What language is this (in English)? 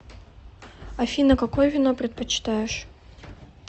Russian